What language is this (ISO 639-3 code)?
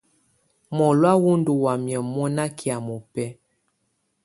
tvu